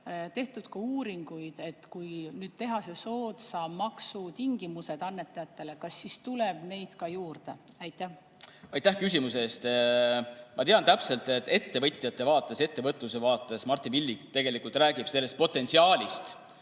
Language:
Estonian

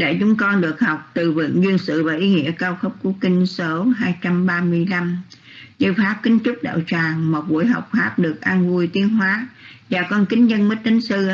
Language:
Vietnamese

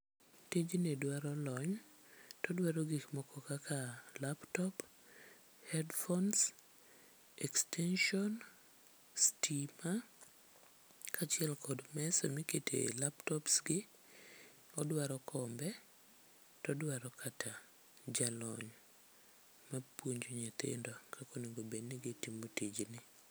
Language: Luo (Kenya and Tanzania)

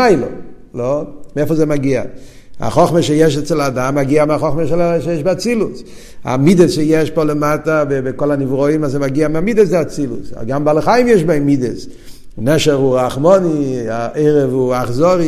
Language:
Hebrew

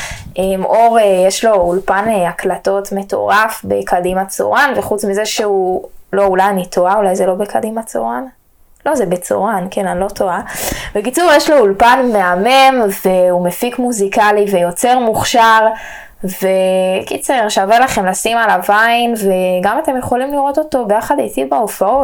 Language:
Hebrew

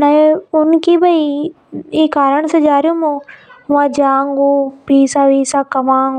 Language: Hadothi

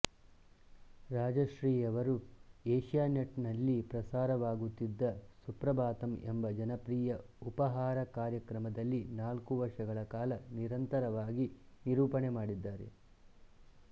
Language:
Kannada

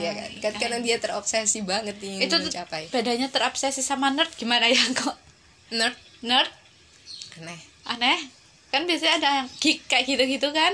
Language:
Indonesian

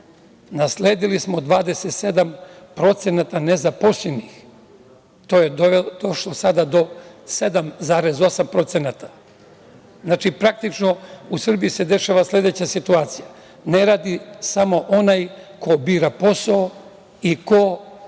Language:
Serbian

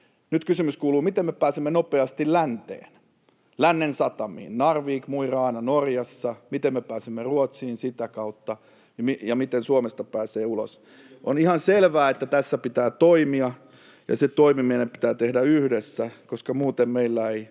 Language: Finnish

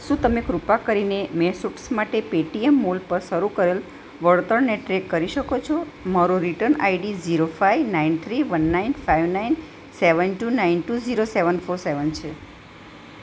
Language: Gujarati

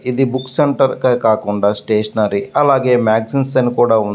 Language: Telugu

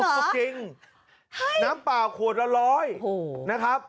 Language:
Thai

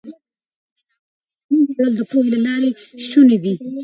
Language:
Pashto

